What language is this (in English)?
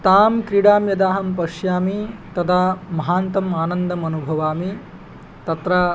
Sanskrit